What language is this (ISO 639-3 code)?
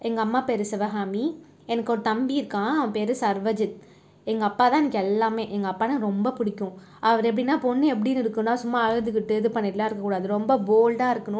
tam